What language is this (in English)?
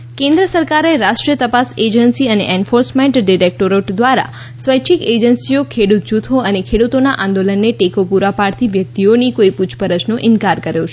Gujarati